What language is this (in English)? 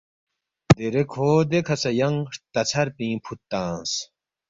Balti